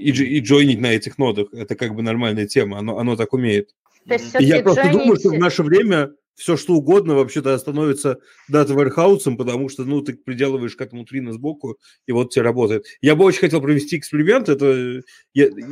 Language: Russian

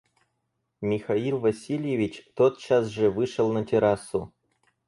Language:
Russian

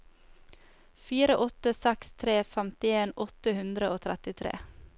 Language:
Norwegian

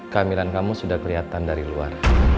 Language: Indonesian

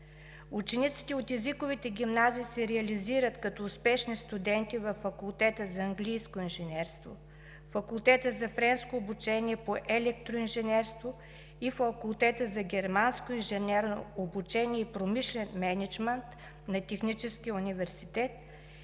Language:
Bulgarian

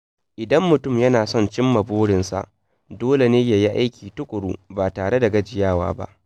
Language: Hausa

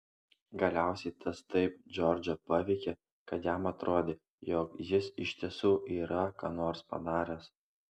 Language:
Lithuanian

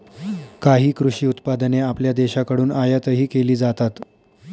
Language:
Marathi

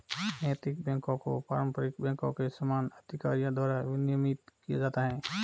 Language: Hindi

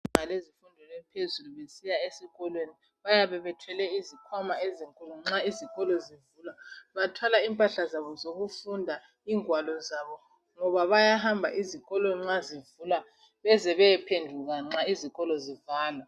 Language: North Ndebele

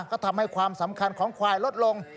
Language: Thai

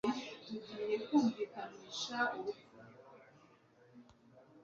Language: Kinyarwanda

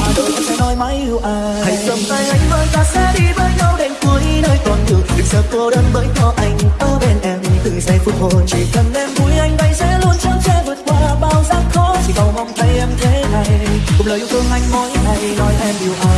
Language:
Vietnamese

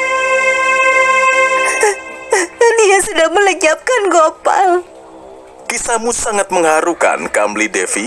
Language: Indonesian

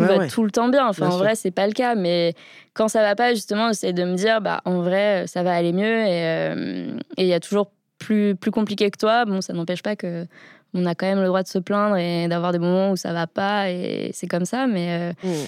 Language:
French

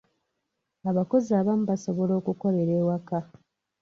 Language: Ganda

